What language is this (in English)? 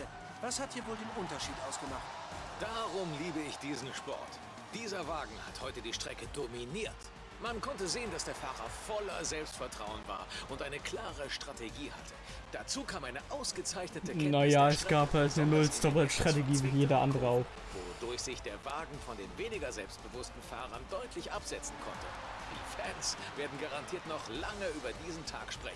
German